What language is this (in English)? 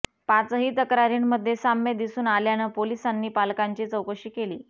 Marathi